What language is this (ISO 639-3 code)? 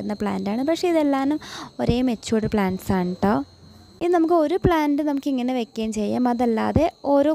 jpn